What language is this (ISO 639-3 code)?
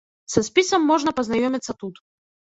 bel